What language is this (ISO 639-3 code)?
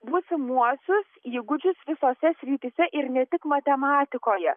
lit